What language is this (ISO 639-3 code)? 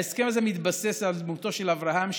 heb